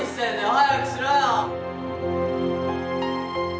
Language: Japanese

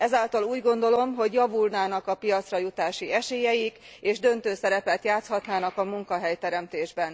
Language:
Hungarian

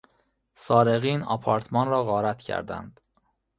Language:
Persian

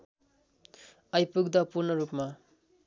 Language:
Nepali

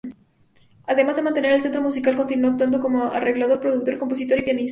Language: Spanish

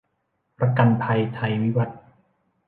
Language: Thai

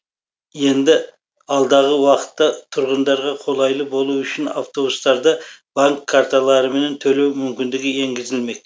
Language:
Kazakh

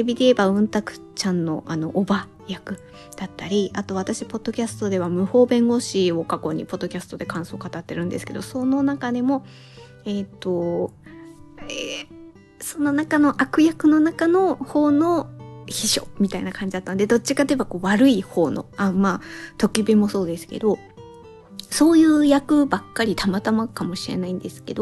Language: Japanese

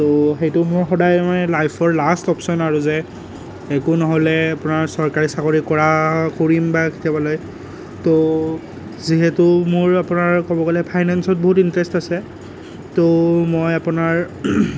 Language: Assamese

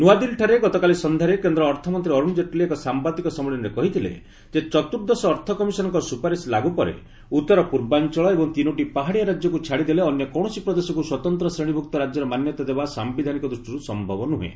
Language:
Odia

